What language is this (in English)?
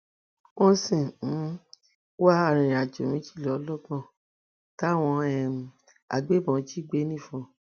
Yoruba